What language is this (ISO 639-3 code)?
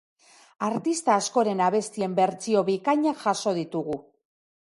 eus